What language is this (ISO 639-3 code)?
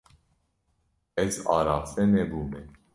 kur